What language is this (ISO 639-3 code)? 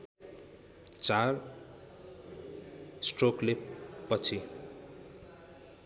nep